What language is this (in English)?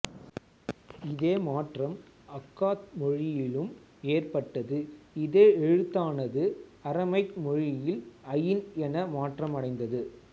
Tamil